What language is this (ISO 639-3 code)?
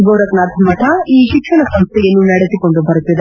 kan